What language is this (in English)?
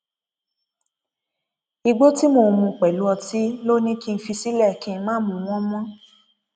Yoruba